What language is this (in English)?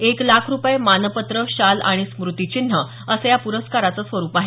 Marathi